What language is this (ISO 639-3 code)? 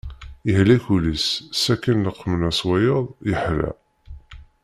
kab